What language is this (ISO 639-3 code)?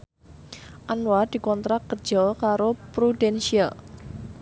jav